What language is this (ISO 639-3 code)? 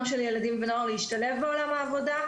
heb